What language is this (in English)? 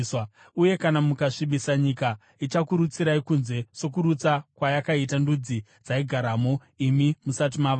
Shona